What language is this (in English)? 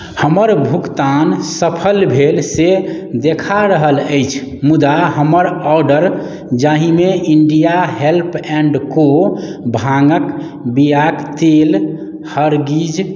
Maithili